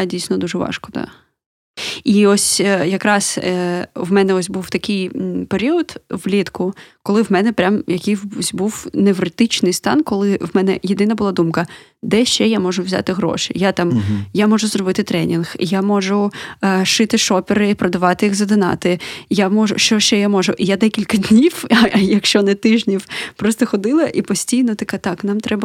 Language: Ukrainian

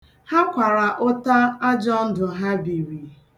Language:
Igbo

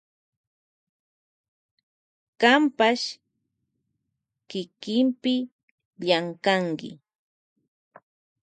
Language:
Loja Highland Quichua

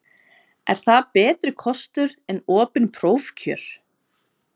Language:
Icelandic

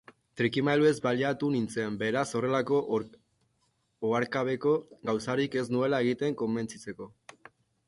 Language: Basque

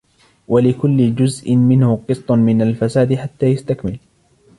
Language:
Arabic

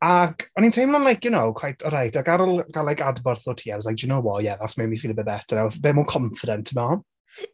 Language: Welsh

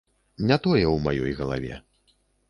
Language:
Belarusian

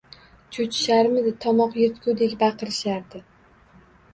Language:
Uzbek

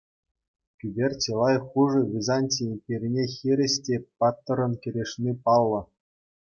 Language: Chuvash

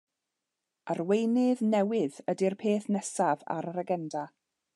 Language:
Welsh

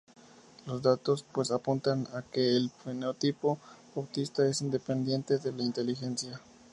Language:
Spanish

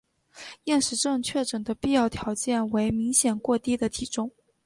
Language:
Chinese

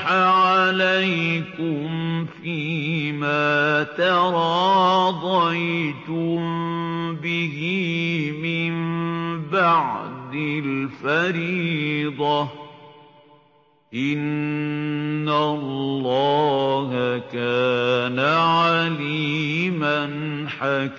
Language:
Arabic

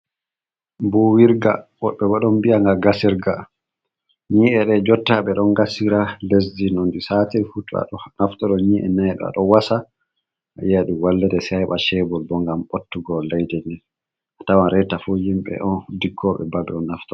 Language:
Fula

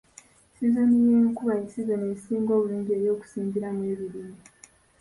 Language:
Ganda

